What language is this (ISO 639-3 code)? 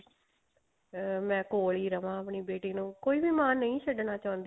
pan